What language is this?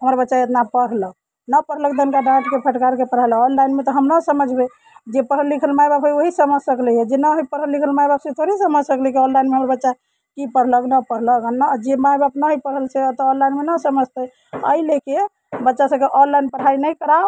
Maithili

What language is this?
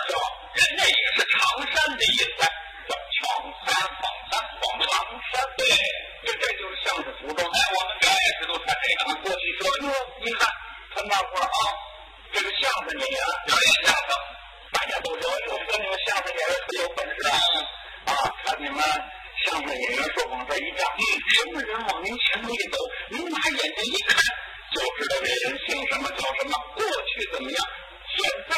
Chinese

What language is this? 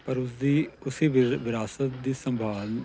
Punjabi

